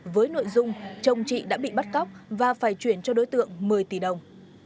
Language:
Vietnamese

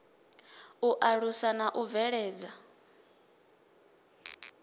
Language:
Venda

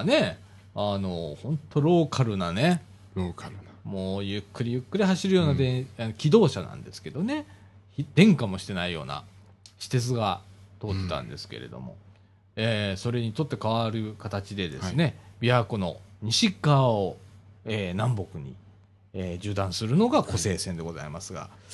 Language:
Japanese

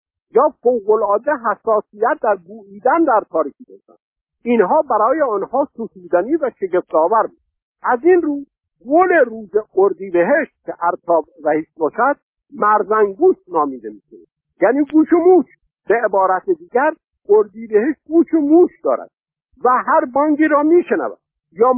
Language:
Persian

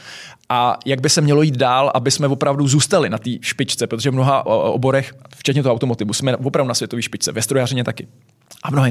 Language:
Czech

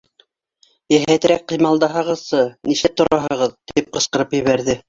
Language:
Bashkir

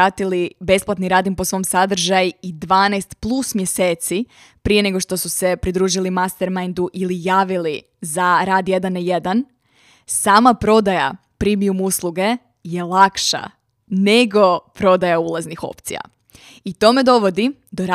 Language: Croatian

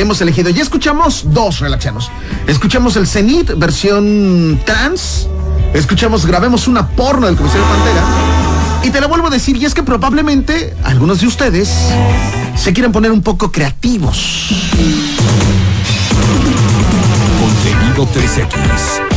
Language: Spanish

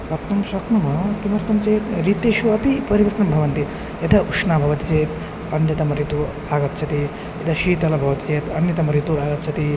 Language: Sanskrit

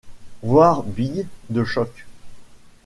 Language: French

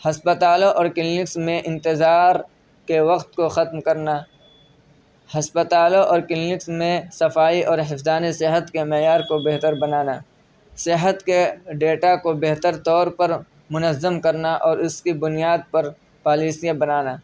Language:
Urdu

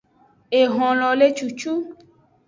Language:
Aja (Benin)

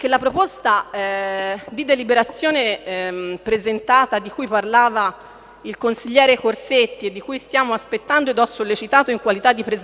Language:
Italian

